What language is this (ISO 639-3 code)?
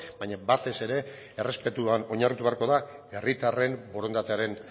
eus